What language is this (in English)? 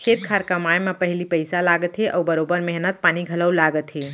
Chhattisgarhi